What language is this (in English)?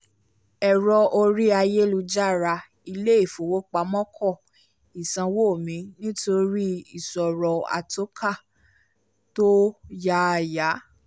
Yoruba